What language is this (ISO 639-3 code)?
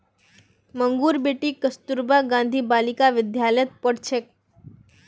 mag